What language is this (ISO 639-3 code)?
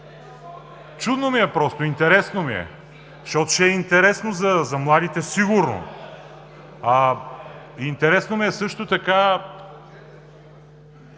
bul